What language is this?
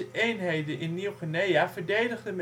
Dutch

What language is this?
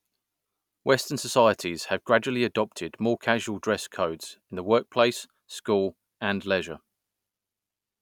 English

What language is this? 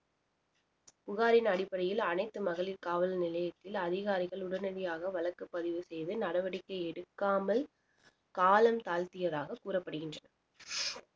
Tamil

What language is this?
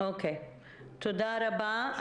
Hebrew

